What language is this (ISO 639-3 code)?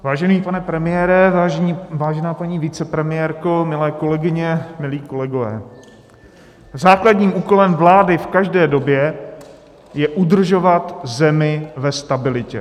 ces